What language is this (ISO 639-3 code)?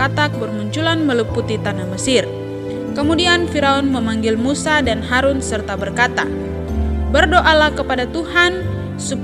ind